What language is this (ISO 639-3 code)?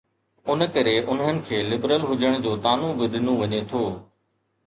snd